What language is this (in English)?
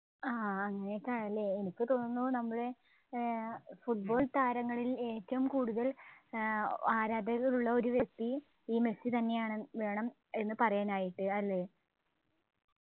Malayalam